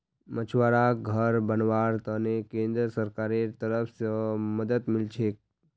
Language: Magahi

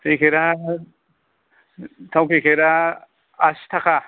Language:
Bodo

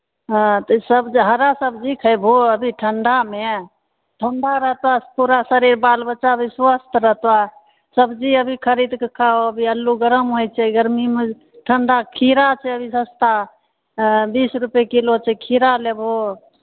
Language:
Maithili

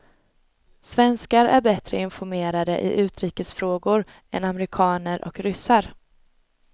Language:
Swedish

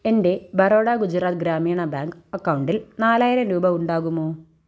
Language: Malayalam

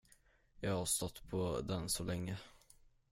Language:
Swedish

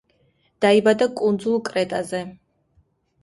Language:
Georgian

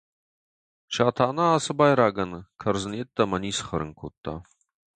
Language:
Ossetic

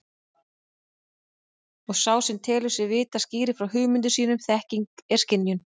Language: Icelandic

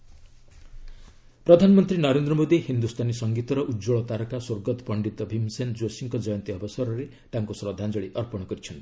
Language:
Odia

